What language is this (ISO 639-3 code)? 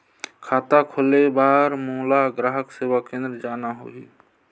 hne